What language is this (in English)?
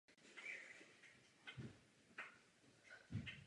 Czech